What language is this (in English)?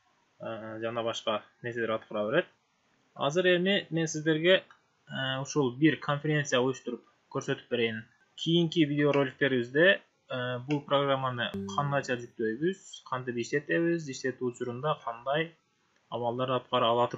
Turkish